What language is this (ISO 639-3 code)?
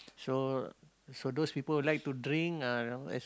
eng